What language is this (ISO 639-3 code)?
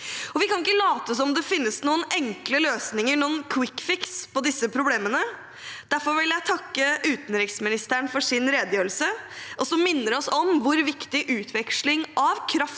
nor